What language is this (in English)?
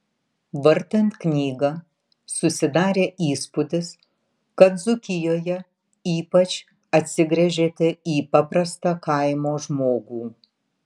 Lithuanian